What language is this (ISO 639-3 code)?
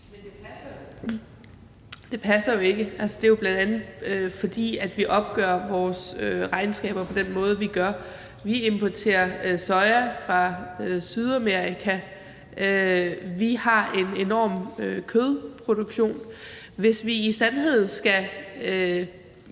dan